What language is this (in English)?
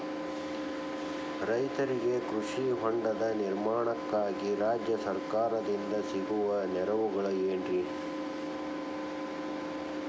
Kannada